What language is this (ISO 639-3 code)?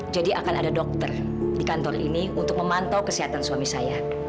ind